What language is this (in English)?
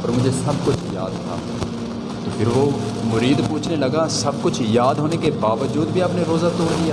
Urdu